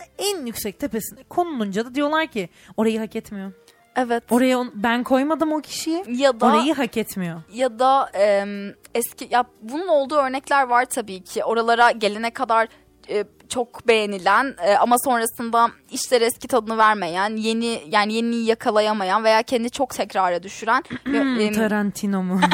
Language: Turkish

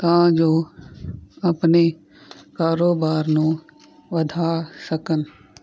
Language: Punjabi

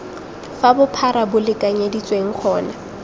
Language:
Tswana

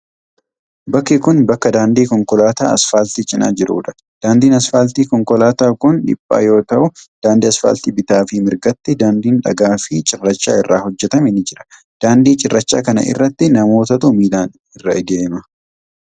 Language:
Oromo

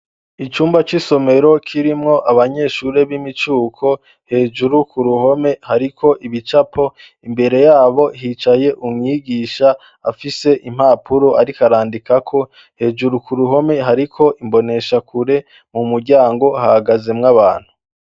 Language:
Rundi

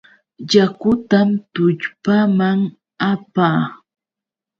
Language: Yauyos Quechua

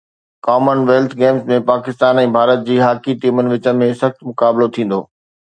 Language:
Sindhi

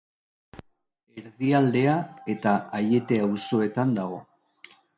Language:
Basque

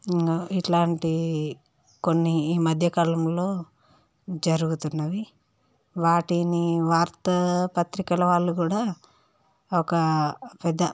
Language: Telugu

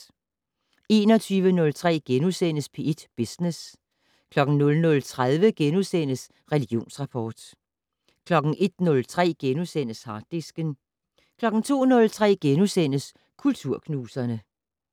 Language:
Danish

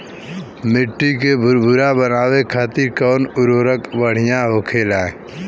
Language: Bhojpuri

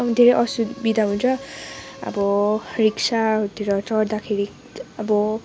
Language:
Nepali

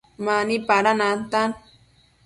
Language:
Matsés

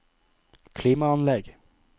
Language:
Norwegian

